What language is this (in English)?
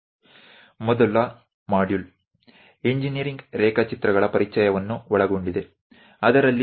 Gujarati